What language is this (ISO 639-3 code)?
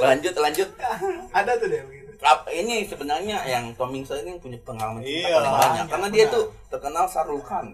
ind